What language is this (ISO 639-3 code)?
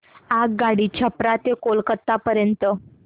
mar